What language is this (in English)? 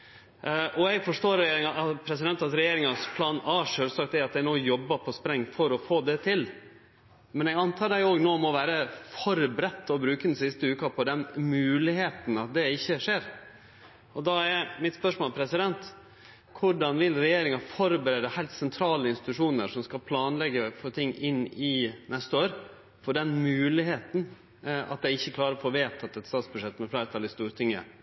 Norwegian Nynorsk